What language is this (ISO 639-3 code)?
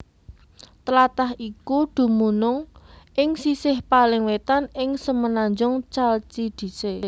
jav